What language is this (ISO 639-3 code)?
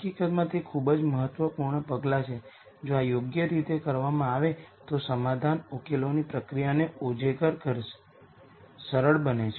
guj